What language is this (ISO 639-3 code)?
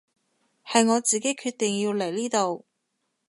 yue